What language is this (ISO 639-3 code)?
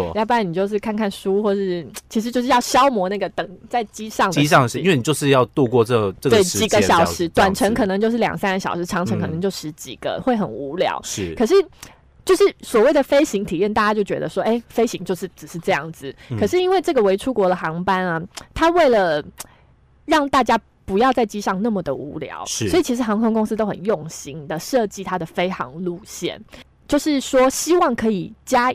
zho